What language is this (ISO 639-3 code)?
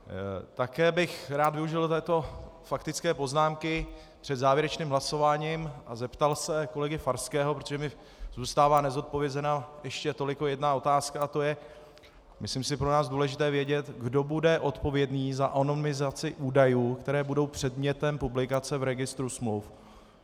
ces